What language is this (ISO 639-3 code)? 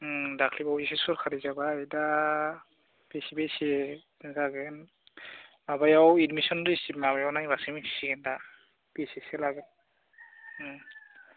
brx